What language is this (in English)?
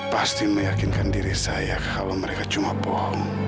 Indonesian